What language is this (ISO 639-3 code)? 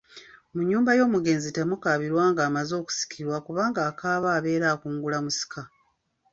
lug